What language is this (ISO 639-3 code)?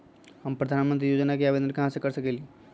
mag